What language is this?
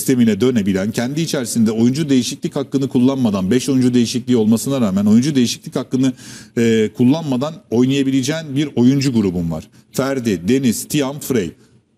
Turkish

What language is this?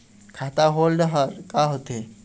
Chhattisgarhi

